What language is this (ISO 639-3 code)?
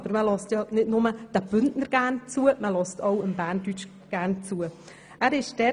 gsw